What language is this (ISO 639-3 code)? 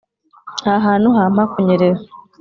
kin